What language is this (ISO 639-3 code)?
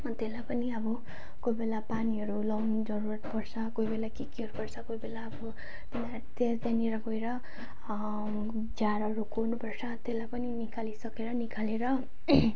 nep